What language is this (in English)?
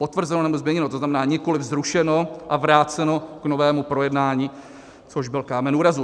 Czech